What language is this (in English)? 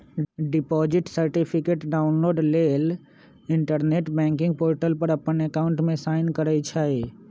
Magahi